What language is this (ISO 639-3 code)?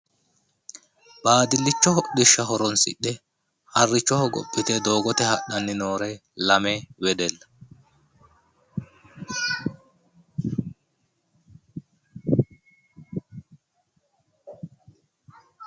sid